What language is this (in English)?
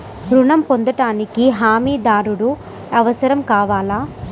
Telugu